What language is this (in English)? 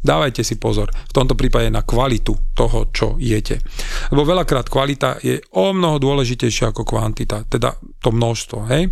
Slovak